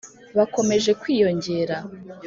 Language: Kinyarwanda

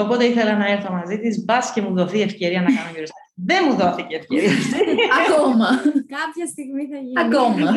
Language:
Greek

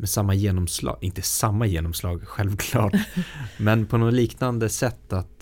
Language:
Swedish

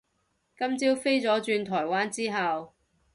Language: Cantonese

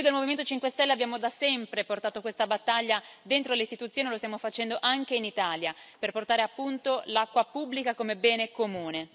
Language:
Italian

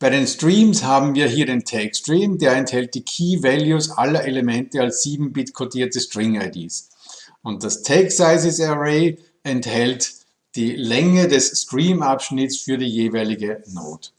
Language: German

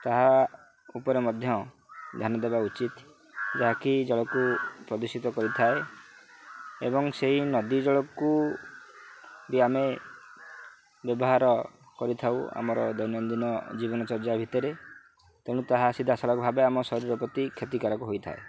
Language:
Odia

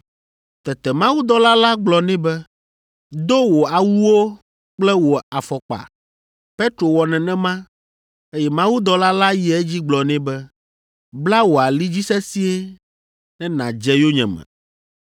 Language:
Ewe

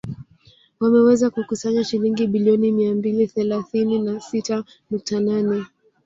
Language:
Swahili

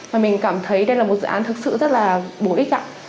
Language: Vietnamese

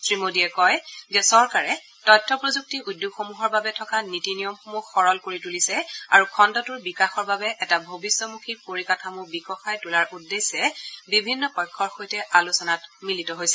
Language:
Assamese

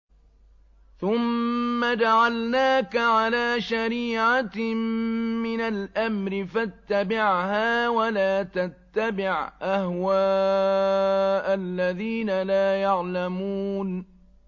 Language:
Arabic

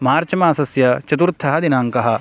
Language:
Sanskrit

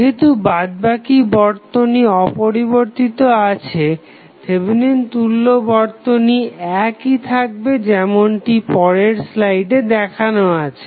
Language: Bangla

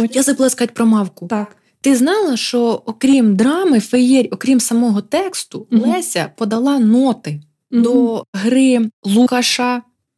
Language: Ukrainian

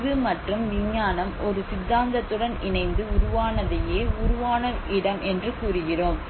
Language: Tamil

